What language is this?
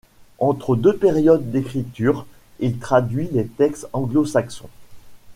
French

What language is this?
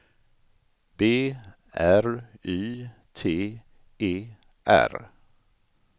Swedish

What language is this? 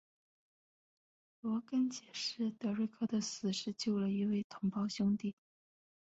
Chinese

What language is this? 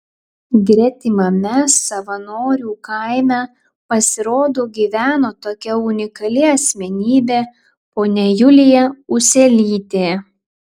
Lithuanian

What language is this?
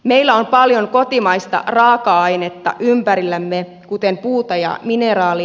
Finnish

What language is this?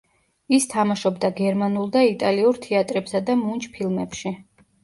Georgian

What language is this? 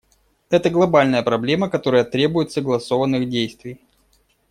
Russian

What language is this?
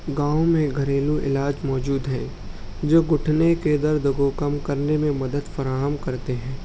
Urdu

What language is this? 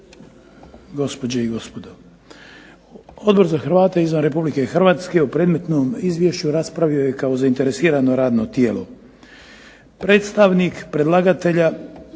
Croatian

